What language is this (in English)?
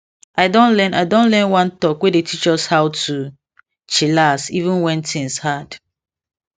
Nigerian Pidgin